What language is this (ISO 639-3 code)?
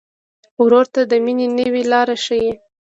pus